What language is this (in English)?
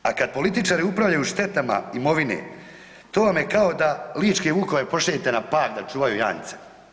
Croatian